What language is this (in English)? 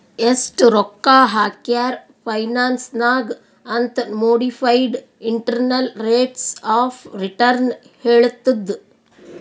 Kannada